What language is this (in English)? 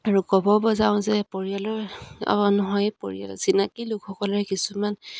Assamese